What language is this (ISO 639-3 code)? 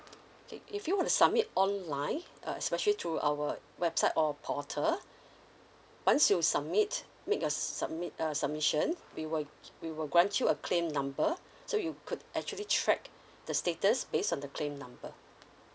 eng